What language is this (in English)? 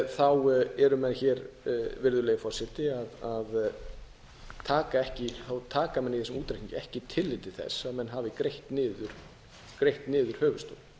Icelandic